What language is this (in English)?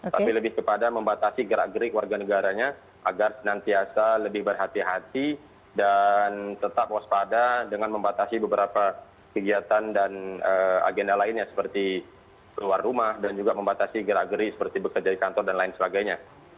Indonesian